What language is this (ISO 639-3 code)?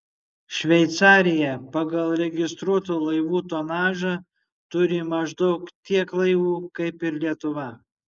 lit